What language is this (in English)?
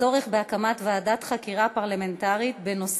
Hebrew